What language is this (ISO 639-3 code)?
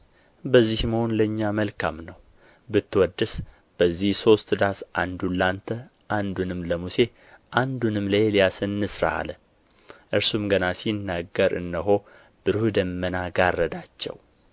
amh